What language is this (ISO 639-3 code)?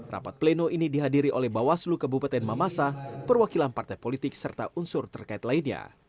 ind